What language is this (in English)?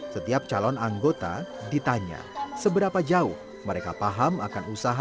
Indonesian